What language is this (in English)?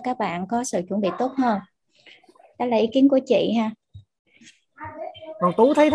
Vietnamese